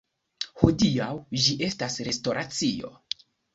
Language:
Esperanto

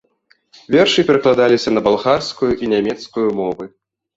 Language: Belarusian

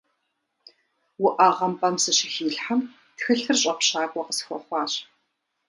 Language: Kabardian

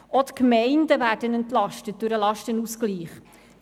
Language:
Swiss German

